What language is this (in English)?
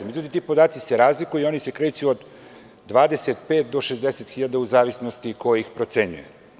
Serbian